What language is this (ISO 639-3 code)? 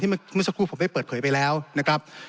tha